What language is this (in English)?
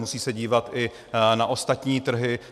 Czech